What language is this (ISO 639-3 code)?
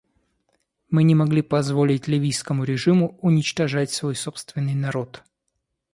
rus